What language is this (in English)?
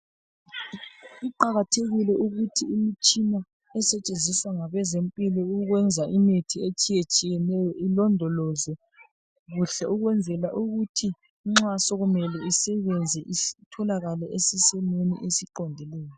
North Ndebele